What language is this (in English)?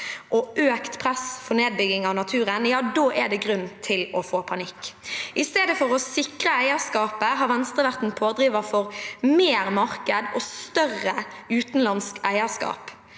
Norwegian